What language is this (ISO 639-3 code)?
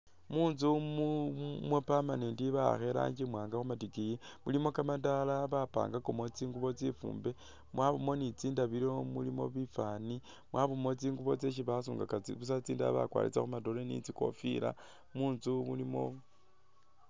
myx